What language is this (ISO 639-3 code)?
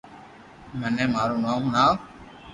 lrk